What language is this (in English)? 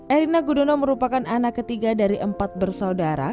Indonesian